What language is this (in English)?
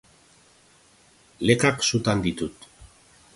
Basque